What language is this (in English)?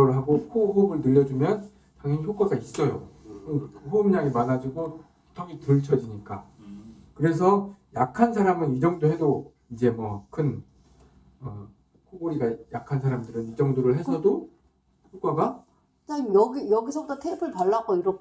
Korean